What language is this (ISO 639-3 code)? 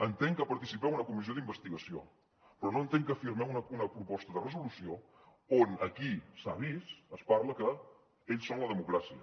cat